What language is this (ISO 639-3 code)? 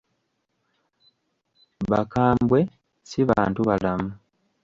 lug